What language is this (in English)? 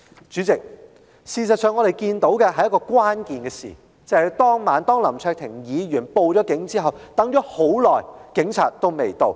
Cantonese